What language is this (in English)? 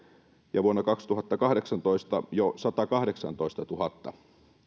Finnish